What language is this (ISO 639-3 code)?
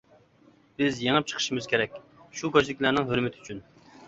uig